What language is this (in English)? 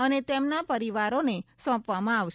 Gujarati